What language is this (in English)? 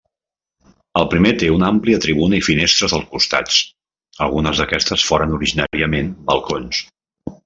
Catalan